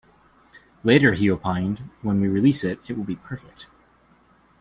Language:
English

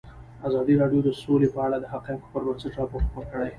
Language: Pashto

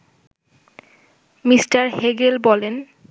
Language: Bangla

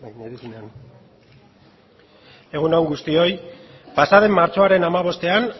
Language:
Basque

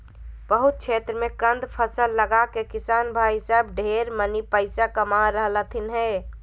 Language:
Magahi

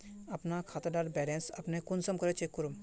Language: Magahi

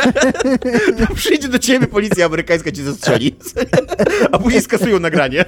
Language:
Polish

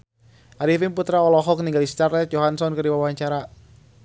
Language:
Sundanese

